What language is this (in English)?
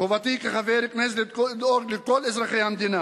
Hebrew